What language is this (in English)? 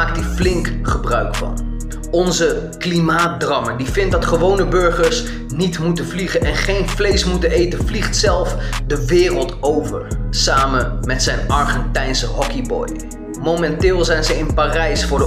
Dutch